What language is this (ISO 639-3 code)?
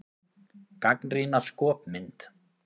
isl